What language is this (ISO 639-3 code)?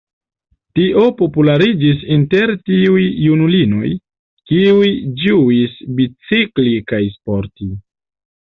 epo